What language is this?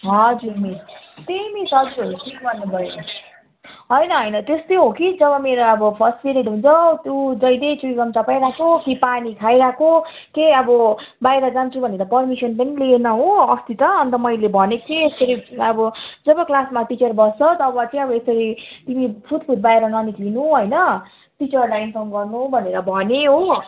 Nepali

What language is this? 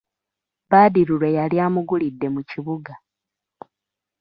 Ganda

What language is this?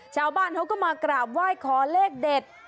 Thai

